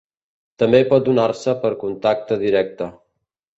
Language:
Catalan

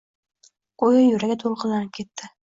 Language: Uzbek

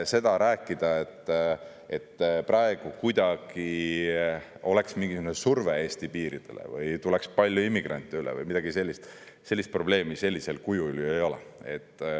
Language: Estonian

